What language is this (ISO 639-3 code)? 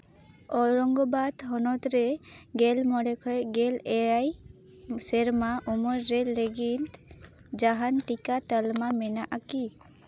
sat